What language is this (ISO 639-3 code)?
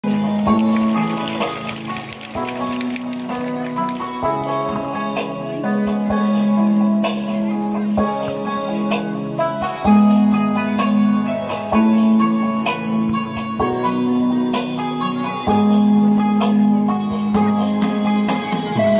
vie